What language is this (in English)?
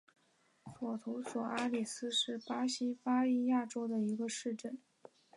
Chinese